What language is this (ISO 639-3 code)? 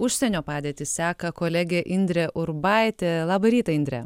lit